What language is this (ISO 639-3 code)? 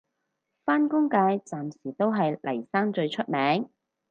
yue